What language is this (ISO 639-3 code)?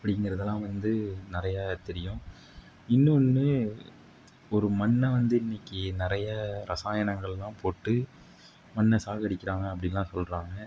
tam